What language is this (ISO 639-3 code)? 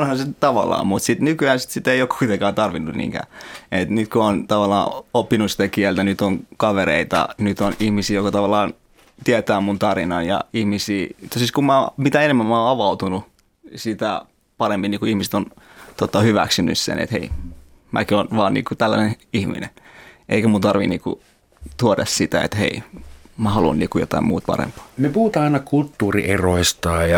fin